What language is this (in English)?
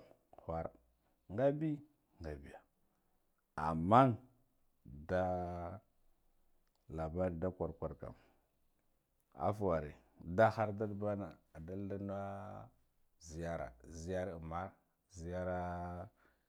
Guduf-Gava